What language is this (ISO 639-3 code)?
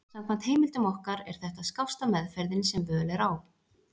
isl